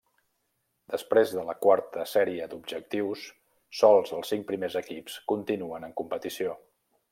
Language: Catalan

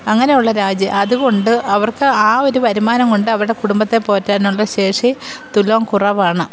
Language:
Malayalam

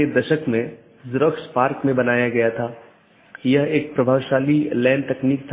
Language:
Hindi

